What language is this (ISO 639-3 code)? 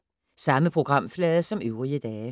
dan